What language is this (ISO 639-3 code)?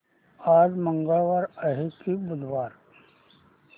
mar